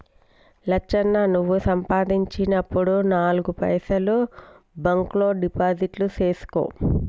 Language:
Telugu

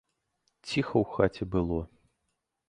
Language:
Belarusian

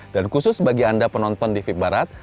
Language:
Indonesian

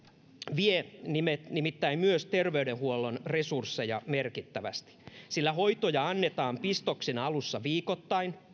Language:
Finnish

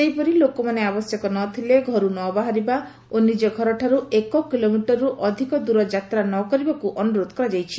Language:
Odia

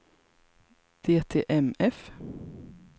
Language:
Swedish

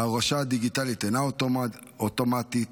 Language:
Hebrew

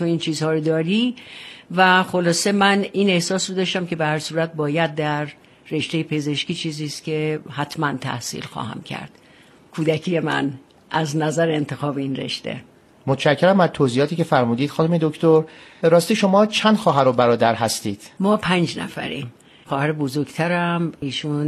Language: Persian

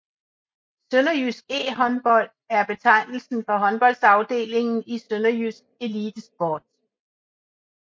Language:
Danish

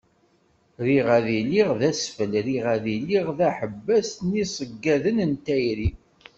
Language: Kabyle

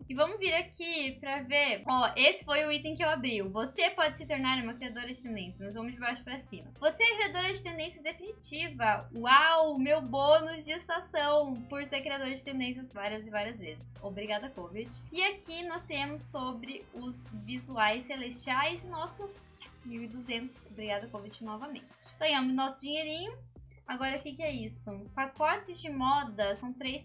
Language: Portuguese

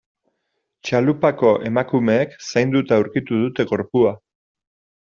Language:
Basque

